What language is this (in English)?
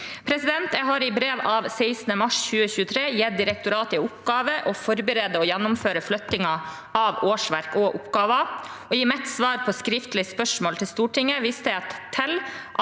Norwegian